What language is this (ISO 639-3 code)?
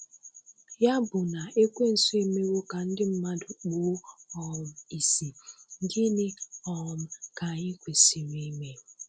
ibo